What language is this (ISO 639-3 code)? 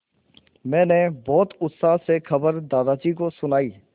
hin